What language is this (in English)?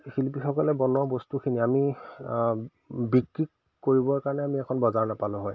Assamese